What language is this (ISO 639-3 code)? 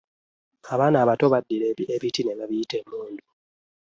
lug